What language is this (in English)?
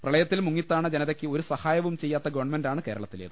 Malayalam